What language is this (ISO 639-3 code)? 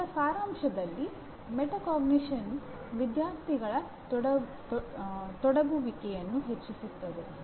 kan